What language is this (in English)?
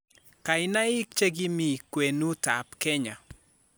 Kalenjin